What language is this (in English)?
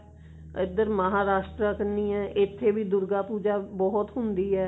Punjabi